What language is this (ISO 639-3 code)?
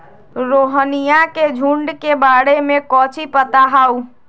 mag